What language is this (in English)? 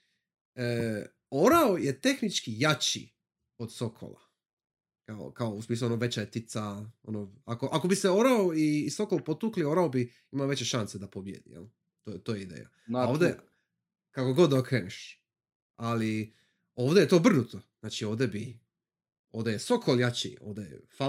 Croatian